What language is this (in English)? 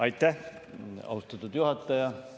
Estonian